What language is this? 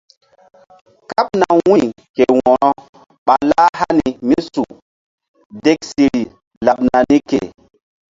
Mbum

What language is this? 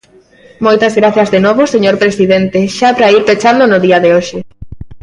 Galician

